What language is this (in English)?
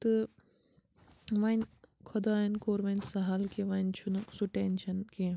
Kashmiri